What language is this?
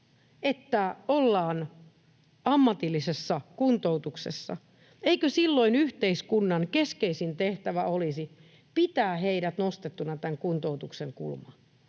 Finnish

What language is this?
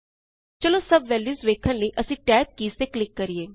Punjabi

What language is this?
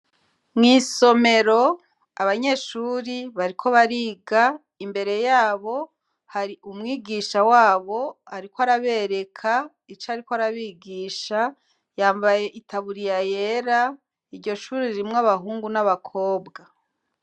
Rundi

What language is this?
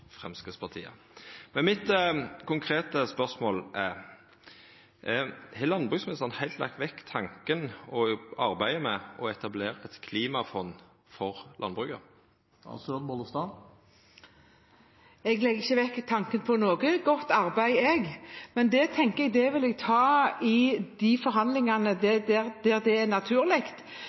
Norwegian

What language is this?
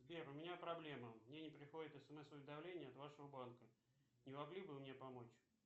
Russian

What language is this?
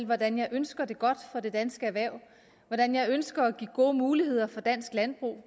Danish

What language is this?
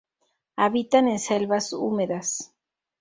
Spanish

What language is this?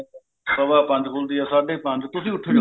Punjabi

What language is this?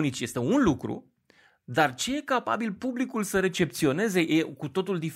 Romanian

